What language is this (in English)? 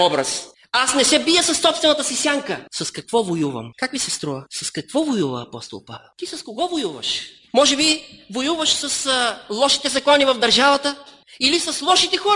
Bulgarian